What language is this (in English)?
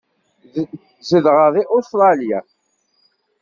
Kabyle